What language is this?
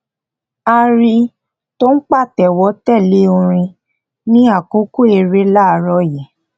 Yoruba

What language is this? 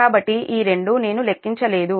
Telugu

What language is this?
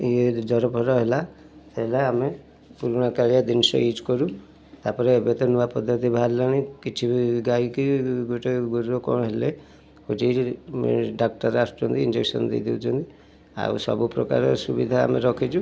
Odia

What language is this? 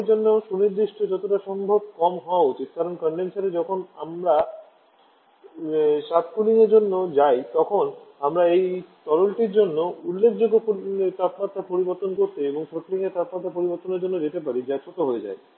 Bangla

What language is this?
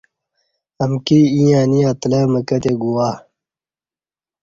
Kati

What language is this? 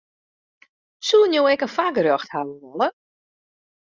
Western Frisian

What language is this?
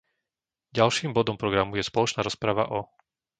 Slovak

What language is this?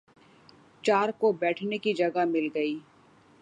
Urdu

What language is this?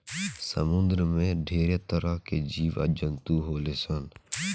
Bhojpuri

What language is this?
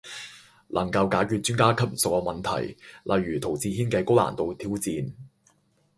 Cantonese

